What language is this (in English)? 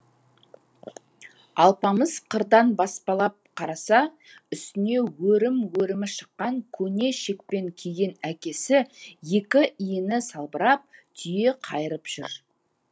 Kazakh